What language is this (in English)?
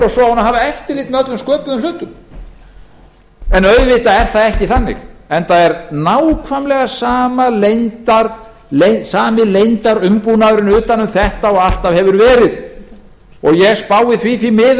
Icelandic